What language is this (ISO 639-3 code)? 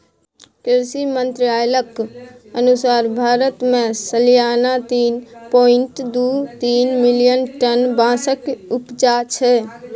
mai